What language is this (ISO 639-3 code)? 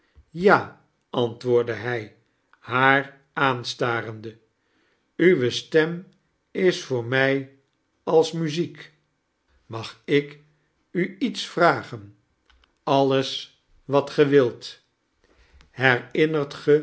nld